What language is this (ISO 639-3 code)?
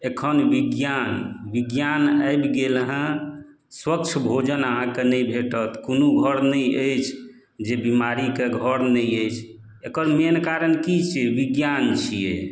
mai